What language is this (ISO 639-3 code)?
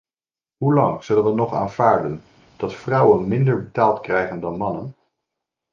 nld